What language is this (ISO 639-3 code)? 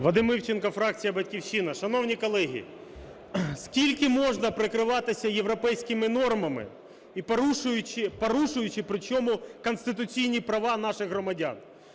ukr